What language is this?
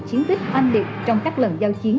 Vietnamese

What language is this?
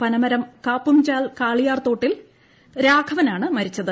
Malayalam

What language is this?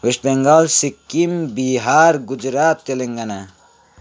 Nepali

